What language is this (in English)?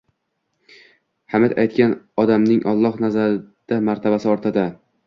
Uzbek